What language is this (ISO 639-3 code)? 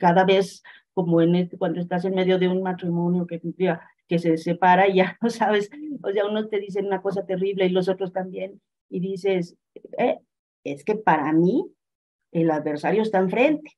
spa